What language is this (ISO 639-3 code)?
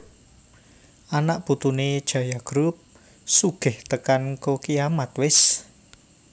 jav